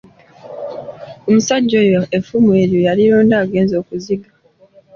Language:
Ganda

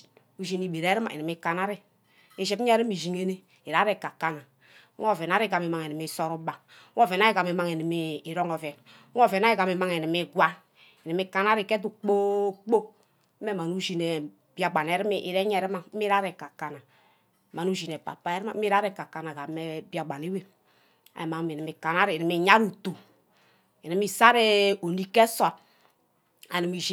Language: Ubaghara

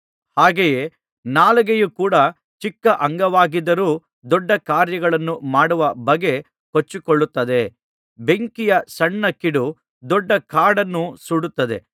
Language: Kannada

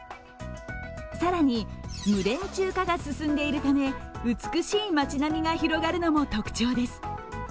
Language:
Japanese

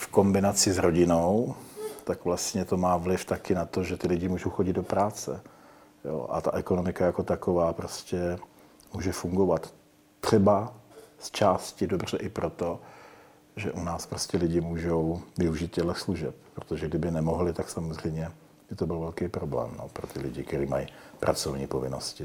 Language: Czech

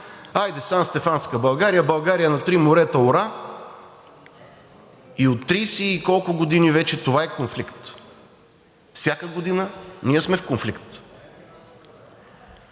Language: Bulgarian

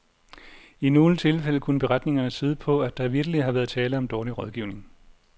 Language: Danish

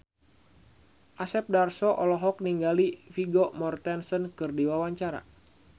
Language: Sundanese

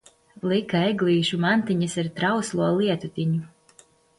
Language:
Latvian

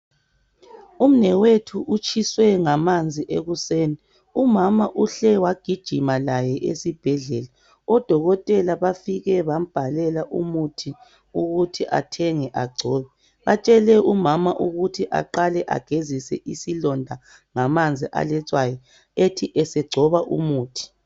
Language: North Ndebele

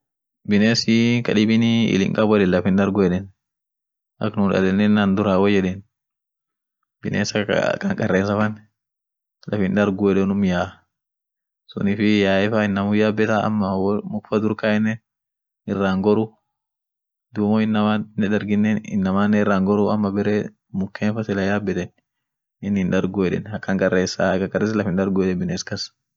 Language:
Orma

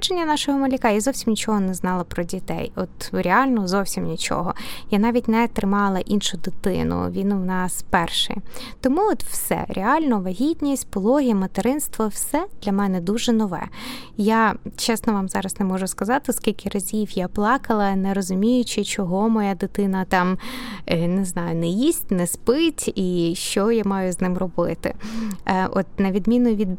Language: Ukrainian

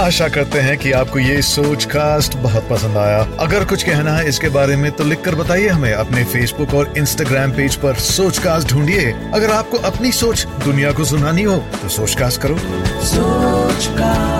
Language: Hindi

